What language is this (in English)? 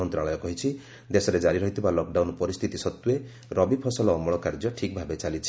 Odia